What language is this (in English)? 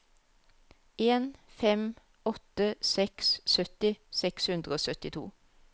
Norwegian